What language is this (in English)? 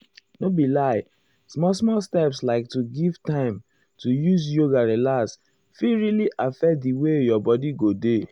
Nigerian Pidgin